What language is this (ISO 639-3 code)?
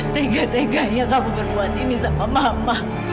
ind